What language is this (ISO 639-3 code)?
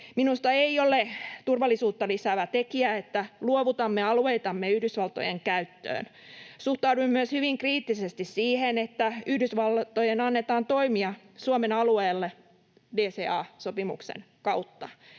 fin